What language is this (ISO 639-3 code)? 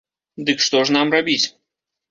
bel